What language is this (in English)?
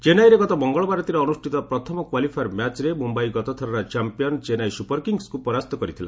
Odia